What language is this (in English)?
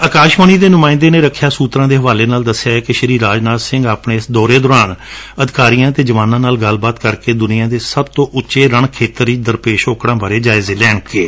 Punjabi